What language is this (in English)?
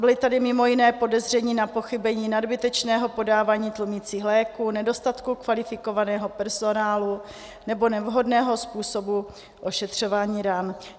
Czech